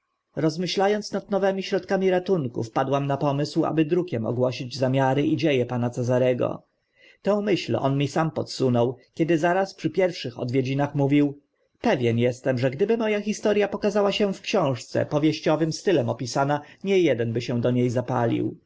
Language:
Polish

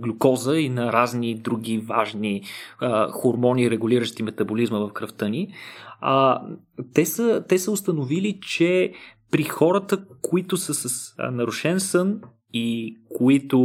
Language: Bulgarian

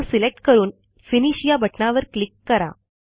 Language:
Marathi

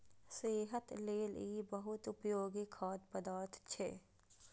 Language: Maithili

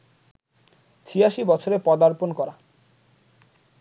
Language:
Bangla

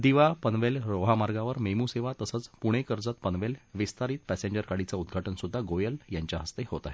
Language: Marathi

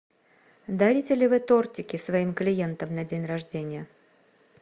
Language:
Russian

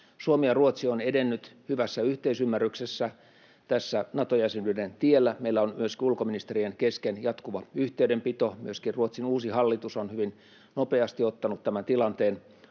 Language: Finnish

